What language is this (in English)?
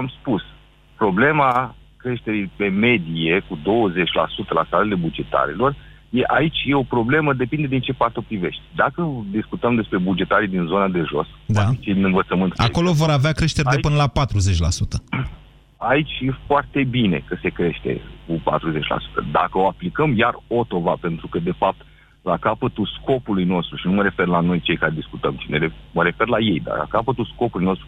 Romanian